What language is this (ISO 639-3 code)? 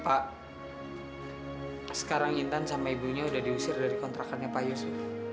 ind